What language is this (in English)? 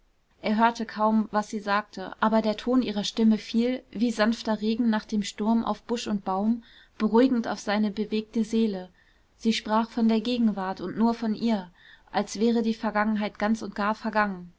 German